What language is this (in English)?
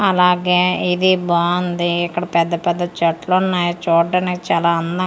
Telugu